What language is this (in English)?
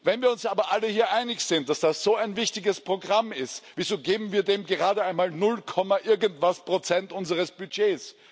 German